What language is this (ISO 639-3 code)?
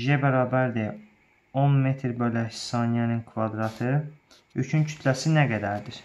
tur